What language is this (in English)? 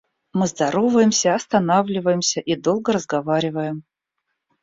Russian